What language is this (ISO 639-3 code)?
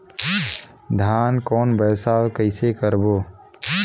hne